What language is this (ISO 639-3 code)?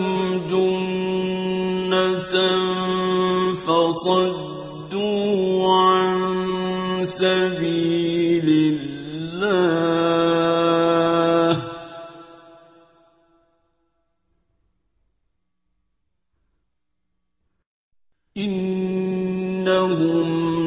ara